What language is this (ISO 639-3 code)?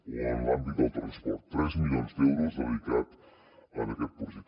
cat